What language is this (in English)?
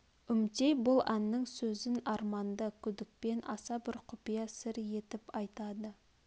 Kazakh